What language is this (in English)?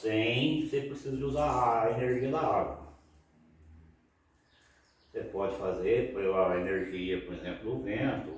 Portuguese